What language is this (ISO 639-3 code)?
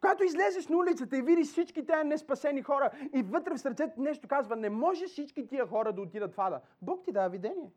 bul